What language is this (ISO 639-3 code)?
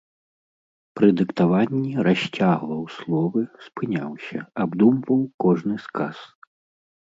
bel